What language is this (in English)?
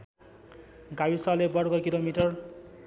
Nepali